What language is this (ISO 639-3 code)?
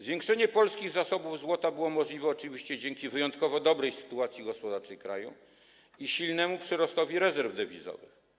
pol